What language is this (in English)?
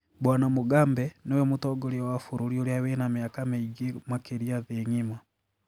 Kikuyu